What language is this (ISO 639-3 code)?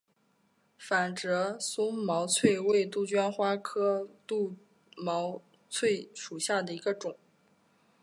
zho